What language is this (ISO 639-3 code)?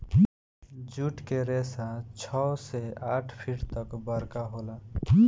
bho